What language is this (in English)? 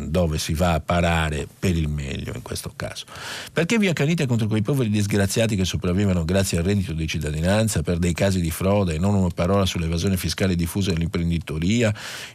Italian